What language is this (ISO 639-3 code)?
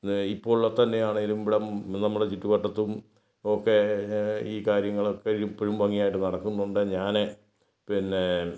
mal